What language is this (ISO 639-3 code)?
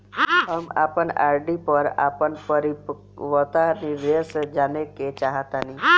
bho